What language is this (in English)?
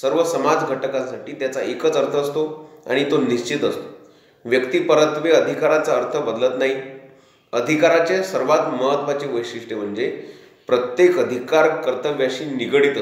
Hindi